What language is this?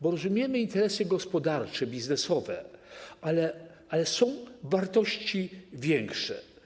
Polish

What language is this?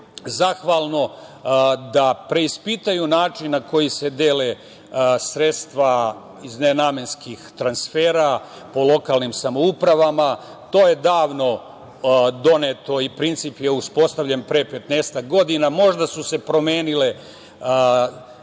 Serbian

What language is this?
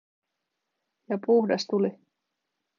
Finnish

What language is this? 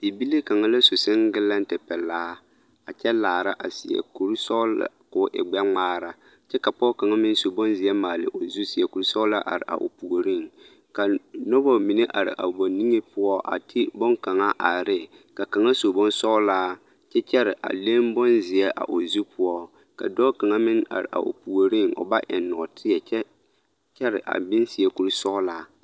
Southern Dagaare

